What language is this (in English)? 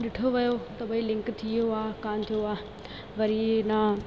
Sindhi